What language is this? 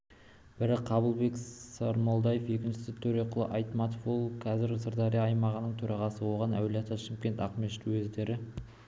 Kazakh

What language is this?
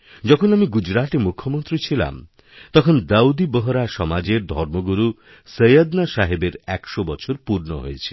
Bangla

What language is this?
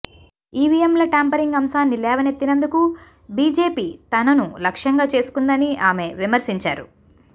Telugu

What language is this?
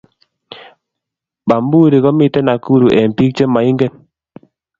Kalenjin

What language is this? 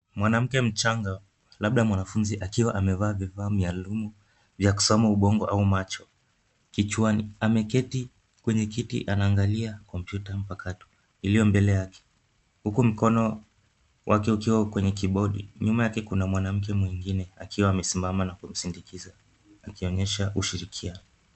Swahili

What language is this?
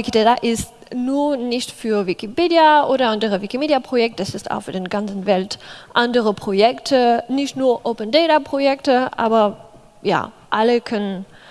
German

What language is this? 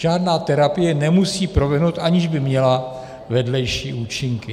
Czech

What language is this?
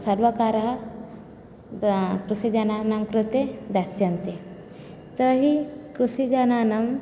Sanskrit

